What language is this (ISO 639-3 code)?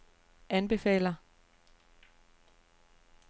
dan